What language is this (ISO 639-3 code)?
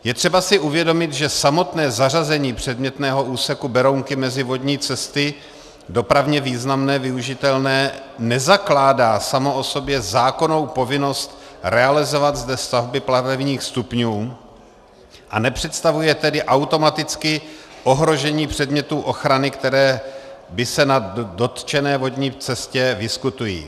ces